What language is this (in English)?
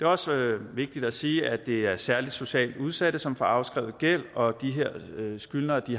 Danish